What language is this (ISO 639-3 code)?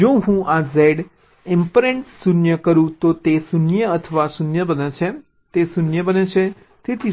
guj